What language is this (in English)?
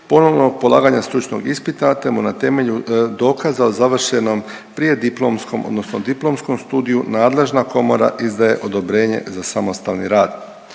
Croatian